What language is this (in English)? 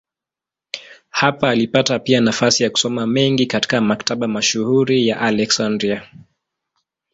Swahili